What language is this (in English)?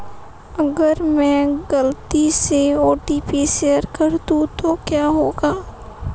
Hindi